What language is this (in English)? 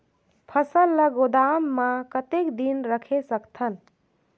Chhattisgarhi